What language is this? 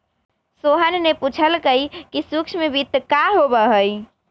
Magahi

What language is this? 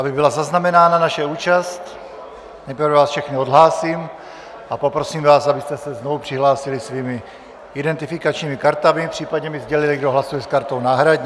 Czech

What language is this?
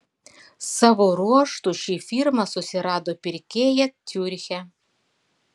Lithuanian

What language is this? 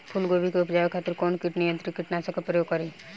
Bhojpuri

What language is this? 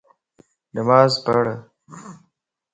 Lasi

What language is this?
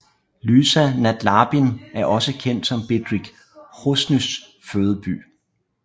Danish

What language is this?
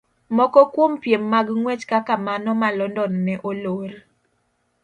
Luo (Kenya and Tanzania)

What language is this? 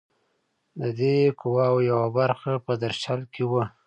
Pashto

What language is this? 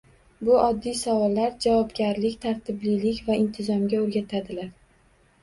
Uzbek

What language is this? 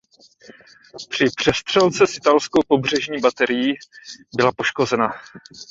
Czech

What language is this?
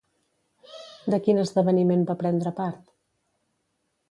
Catalan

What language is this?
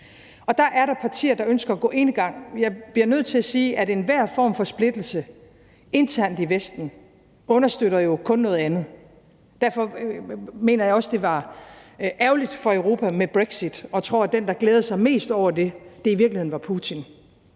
Danish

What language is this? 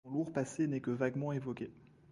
French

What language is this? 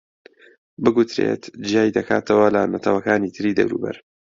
Central Kurdish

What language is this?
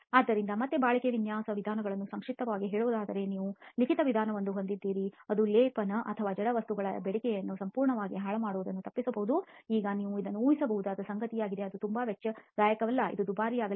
Kannada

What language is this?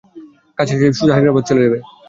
Bangla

